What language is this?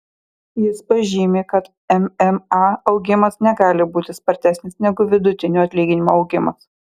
Lithuanian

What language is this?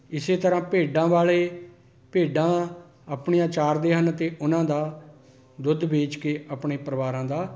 Punjabi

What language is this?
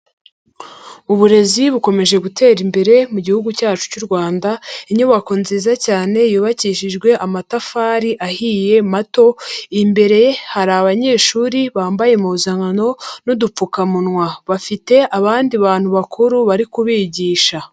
Kinyarwanda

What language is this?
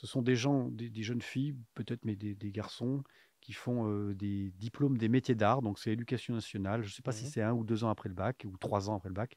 French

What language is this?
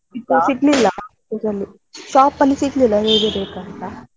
Kannada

